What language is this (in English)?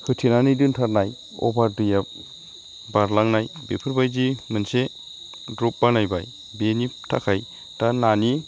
Bodo